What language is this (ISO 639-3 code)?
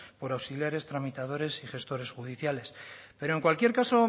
spa